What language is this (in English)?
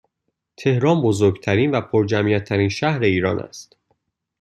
Persian